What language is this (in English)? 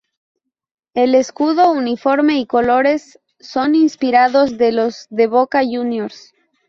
Spanish